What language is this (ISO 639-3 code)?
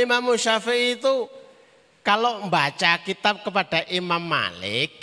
ind